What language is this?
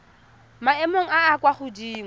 Tswana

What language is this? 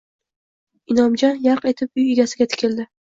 Uzbek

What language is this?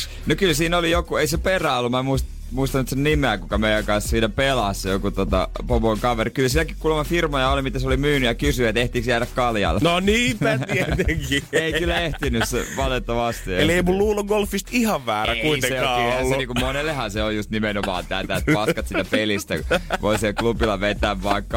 Finnish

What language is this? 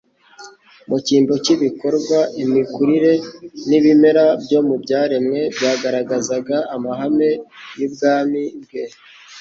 Kinyarwanda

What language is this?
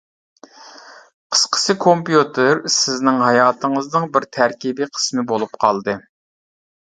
Uyghur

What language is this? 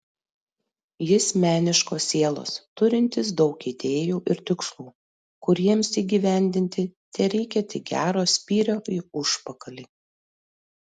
Lithuanian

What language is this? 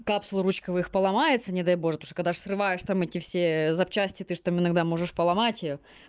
Russian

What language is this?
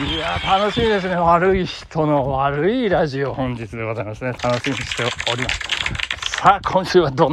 Japanese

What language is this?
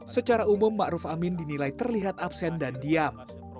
Indonesian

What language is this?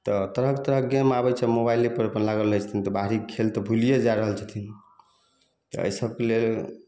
Maithili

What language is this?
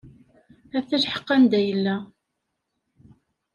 Kabyle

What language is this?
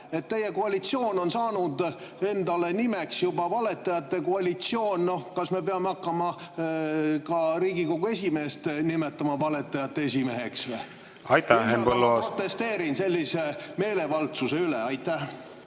Estonian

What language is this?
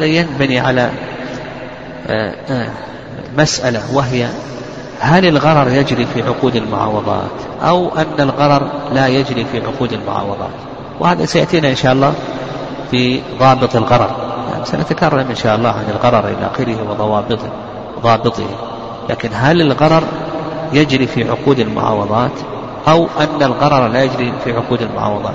Arabic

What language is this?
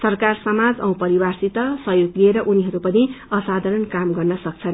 Nepali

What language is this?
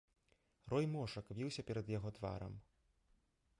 Belarusian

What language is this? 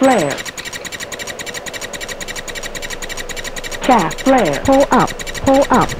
Greek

